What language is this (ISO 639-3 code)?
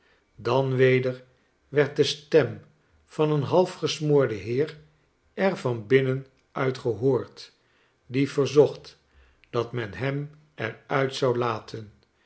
nld